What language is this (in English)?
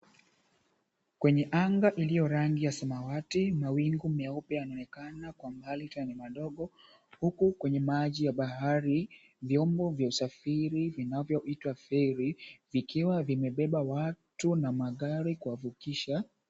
Swahili